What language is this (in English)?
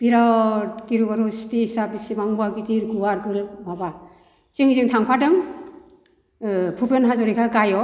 Bodo